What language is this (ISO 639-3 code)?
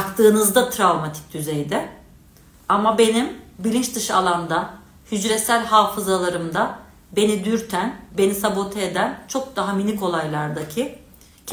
tur